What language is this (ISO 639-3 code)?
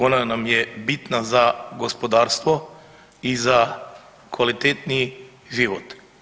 hrv